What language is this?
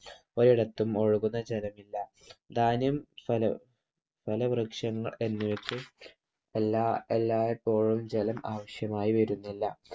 Malayalam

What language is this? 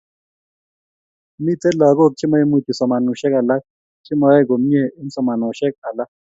Kalenjin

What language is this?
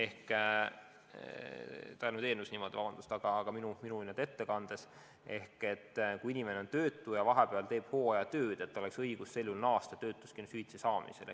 Estonian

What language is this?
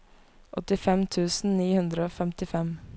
Norwegian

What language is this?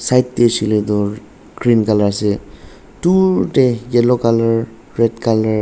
Naga Pidgin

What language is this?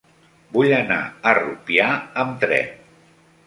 Catalan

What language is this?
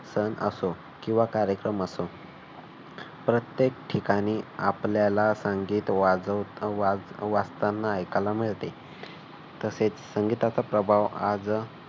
Marathi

